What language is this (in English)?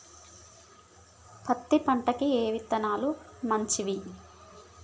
Telugu